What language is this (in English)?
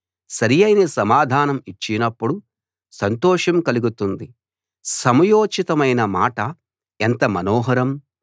Telugu